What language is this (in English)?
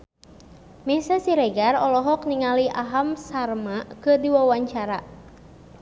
Sundanese